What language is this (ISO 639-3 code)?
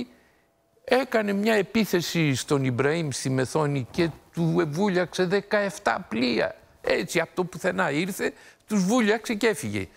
ell